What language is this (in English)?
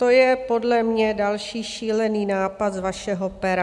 Czech